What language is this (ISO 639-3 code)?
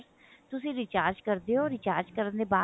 pan